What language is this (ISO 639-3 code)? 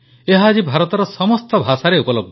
ori